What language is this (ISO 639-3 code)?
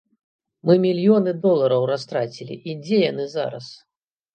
bel